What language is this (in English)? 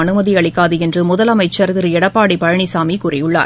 Tamil